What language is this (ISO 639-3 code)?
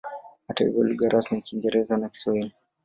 swa